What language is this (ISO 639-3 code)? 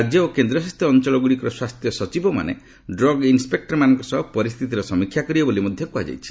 ori